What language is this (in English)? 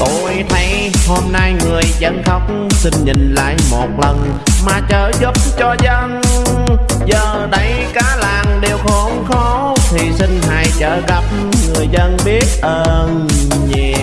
Vietnamese